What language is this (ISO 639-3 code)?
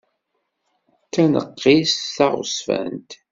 kab